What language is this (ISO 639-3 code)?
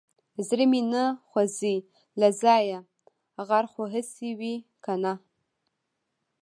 pus